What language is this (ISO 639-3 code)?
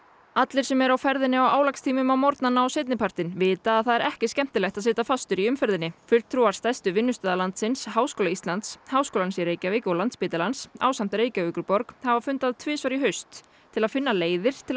isl